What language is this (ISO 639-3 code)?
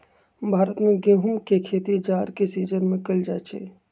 mag